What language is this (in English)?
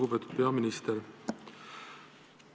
Estonian